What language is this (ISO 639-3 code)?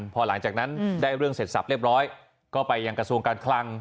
tha